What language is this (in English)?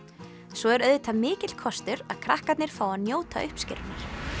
Icelandic